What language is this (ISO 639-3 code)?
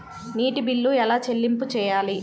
tel